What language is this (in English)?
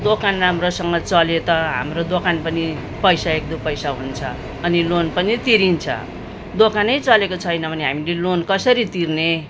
Nepali